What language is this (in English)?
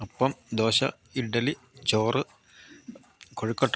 Malayalam